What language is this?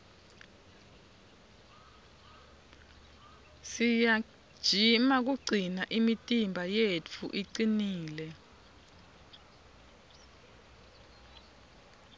Swati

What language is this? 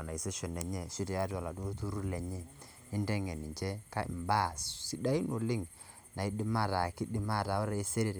Masai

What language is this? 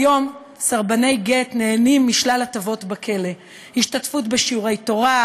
Hebrew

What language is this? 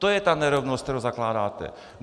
Czech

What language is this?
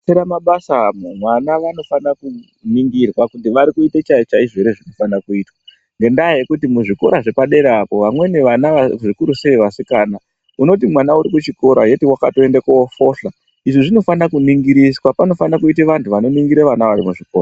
Ndau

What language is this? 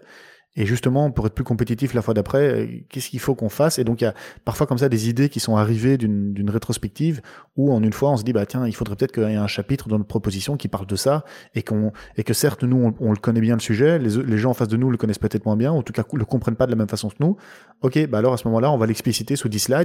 French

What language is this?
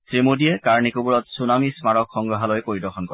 Assamese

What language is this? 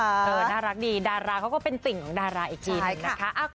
Thai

